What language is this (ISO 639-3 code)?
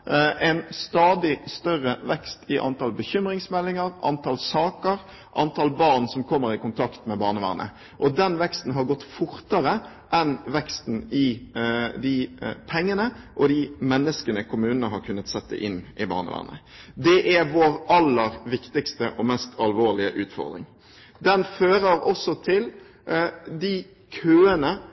nob